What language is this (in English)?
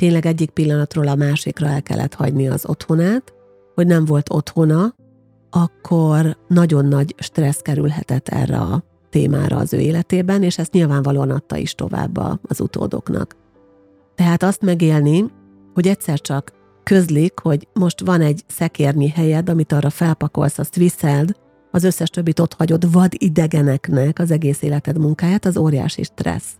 Hungarian